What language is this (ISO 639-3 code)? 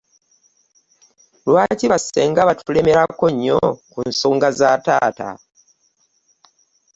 lug